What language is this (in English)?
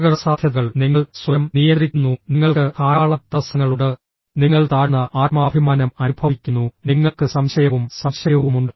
Malayalam